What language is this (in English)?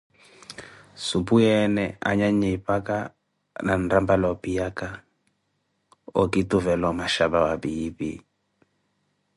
Koti